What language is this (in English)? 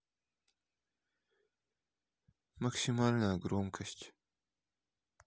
Russian